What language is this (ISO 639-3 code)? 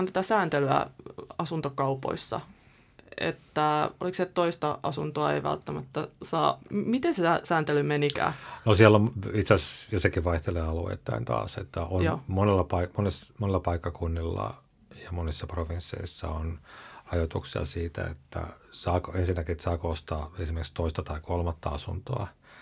fin